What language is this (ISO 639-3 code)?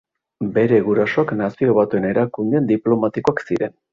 eus